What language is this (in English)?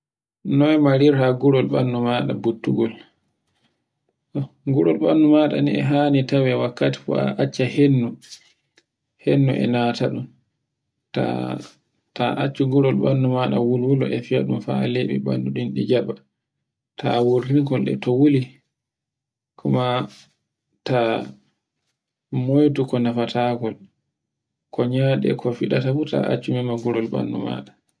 Borgu Fulfulde